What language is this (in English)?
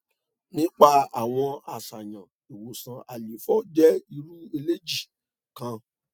Yoruba